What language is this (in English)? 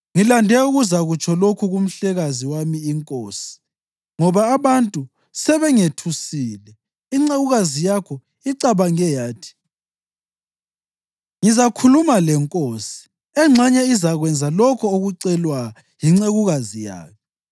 North Ndebele